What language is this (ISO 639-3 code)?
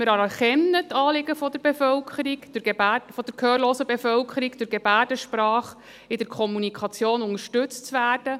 gsw